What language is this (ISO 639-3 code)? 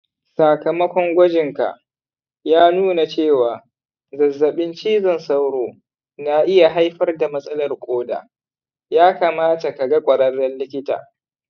hau